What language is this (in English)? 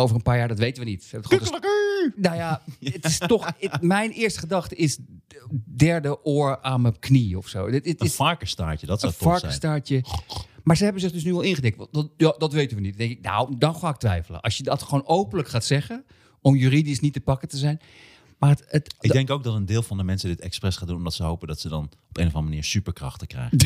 Dutch